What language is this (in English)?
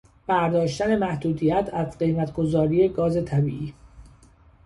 Persian